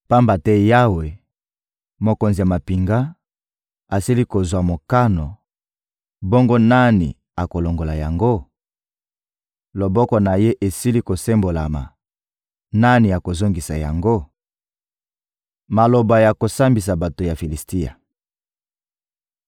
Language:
Lingala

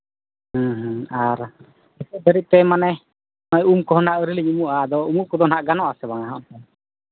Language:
Santali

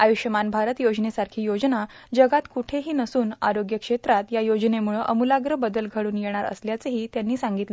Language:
Marathi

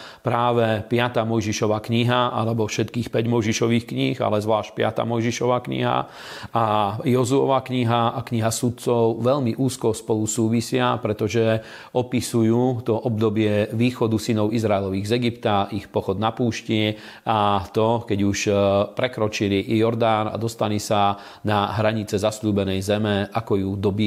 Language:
Slovak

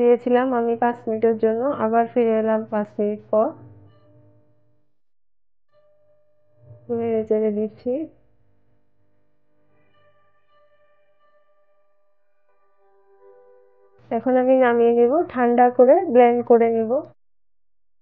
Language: Indonesian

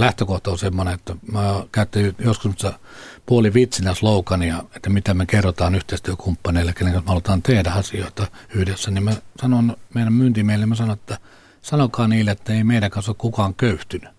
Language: Finnish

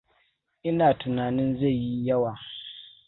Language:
Hausa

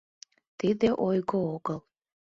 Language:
Mari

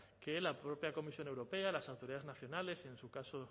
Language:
Spanish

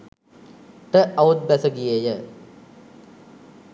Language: Sinhala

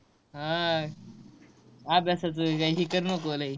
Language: Marathi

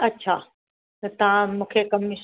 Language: Sindhi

